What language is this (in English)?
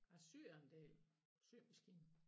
Danish